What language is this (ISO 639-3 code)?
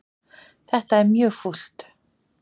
isl